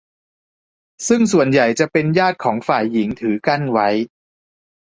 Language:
Thai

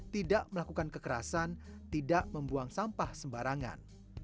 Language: Indonesian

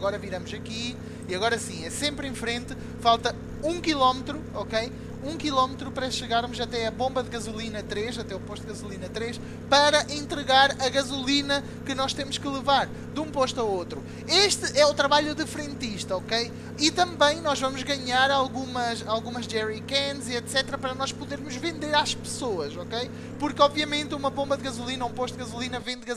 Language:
Portuguese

